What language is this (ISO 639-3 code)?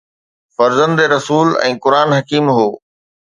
snd